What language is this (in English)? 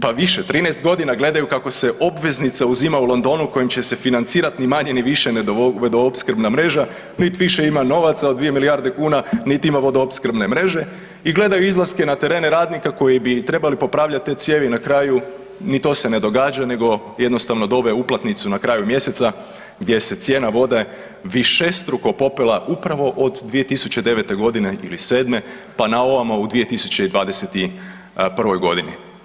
Croatian